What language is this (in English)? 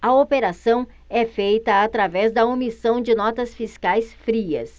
Portuguese